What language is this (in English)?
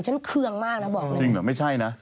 Thai